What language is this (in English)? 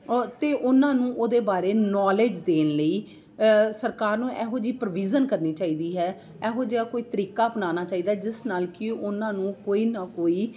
Punjabi